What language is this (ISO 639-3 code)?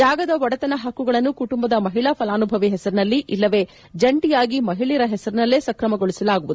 kan